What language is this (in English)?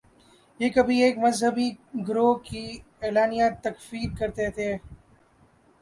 Urdu